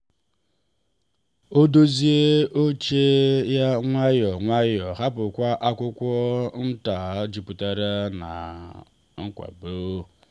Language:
Igbo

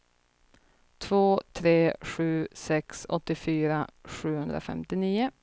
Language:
Swedish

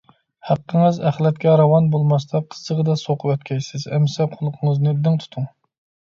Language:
Uyghur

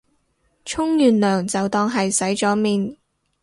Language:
Cantonese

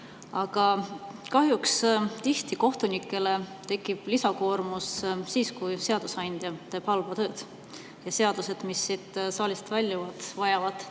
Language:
Estonian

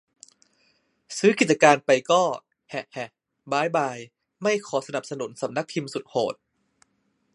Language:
Thai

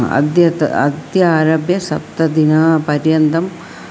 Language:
Sanskrit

